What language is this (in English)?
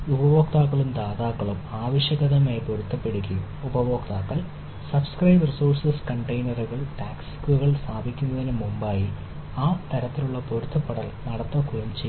Malayalam